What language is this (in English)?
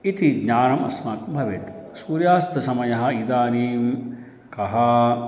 Sanskrit